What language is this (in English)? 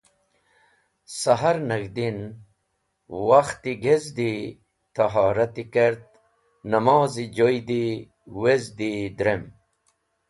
Wakhi